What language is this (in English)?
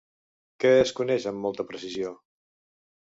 Catalan